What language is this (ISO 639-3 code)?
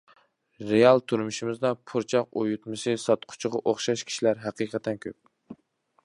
uig